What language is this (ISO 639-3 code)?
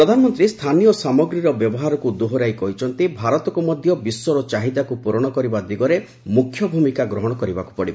ori